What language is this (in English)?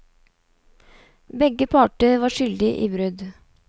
Norwegian